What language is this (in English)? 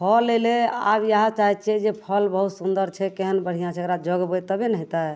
Maithili